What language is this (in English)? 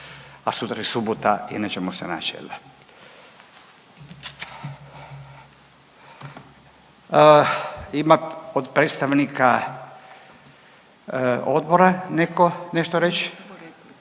Croatian